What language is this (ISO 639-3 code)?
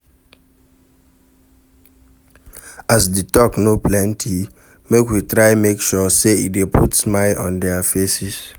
pcm